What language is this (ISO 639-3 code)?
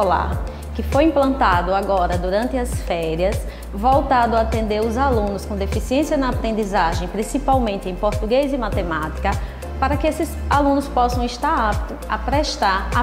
por